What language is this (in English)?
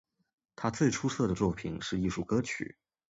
Chinese